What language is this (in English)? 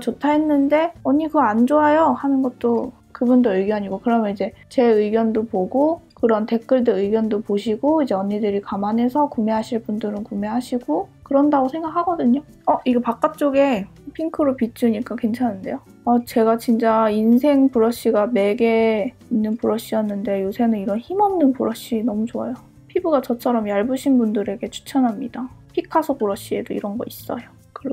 Korean